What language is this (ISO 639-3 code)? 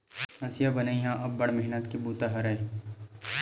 hne